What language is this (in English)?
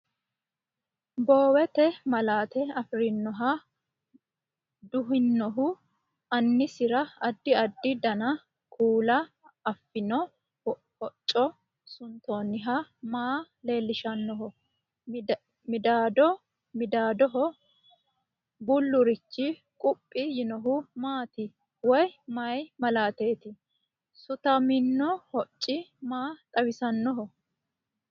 Sidamo